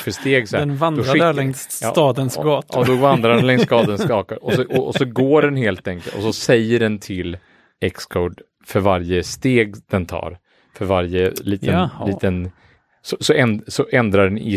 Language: Swedish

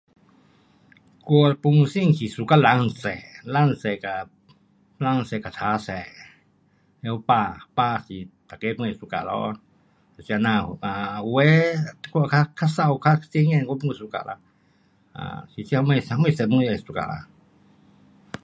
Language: Pu-Xian Chinese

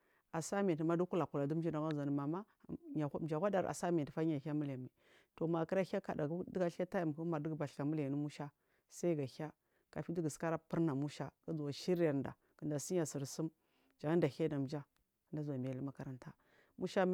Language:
Marghi South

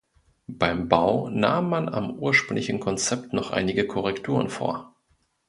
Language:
German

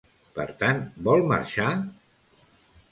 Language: Catalan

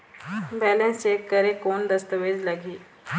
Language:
Chhattisgarhi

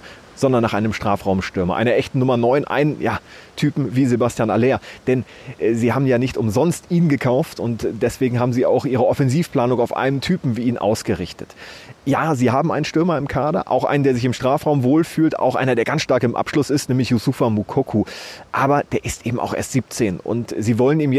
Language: German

